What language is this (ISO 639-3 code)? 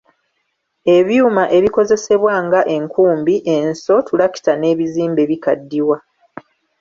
lug